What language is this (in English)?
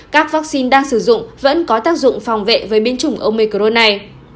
Vietnamese